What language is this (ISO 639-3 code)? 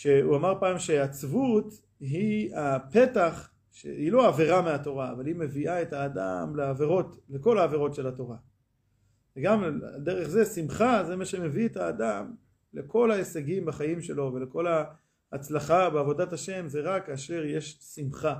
heb